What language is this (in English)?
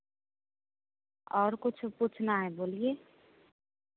Hindi